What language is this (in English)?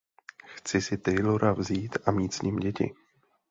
Czech